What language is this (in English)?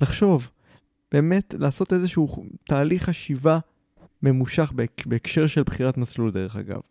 Hebrew